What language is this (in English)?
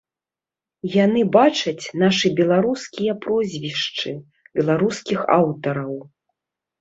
Belarusian